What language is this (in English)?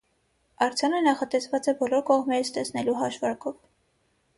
Armenian